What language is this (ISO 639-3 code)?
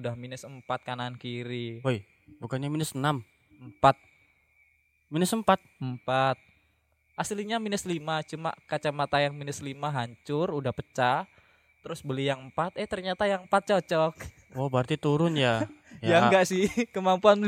ind